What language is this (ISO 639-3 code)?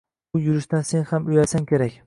uzb